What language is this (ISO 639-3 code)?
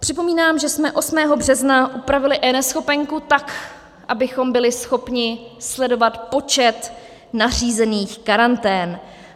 ces